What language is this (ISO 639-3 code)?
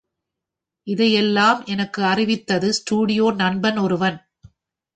tam